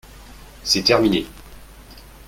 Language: French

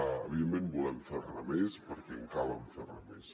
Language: Catalan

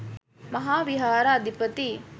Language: Sinhala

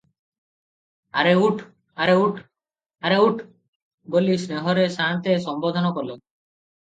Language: Odia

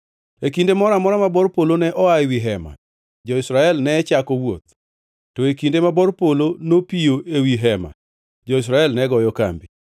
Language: Luo (Kenya and Tanzania)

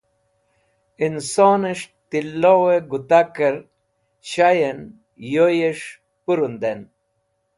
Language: Wakhi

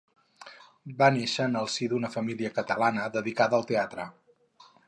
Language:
Catalan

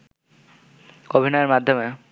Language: Bangla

